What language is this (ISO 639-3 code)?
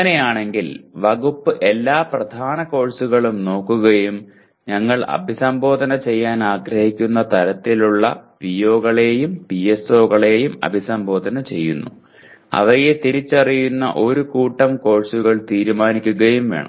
mal